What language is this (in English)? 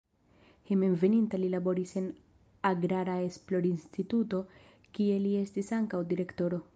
Esperanto